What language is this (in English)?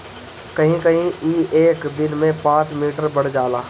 Bhojpuri